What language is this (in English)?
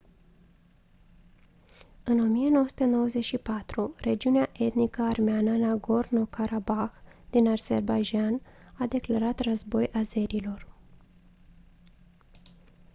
Romanian